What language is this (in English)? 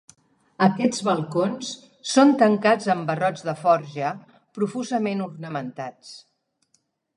Catalan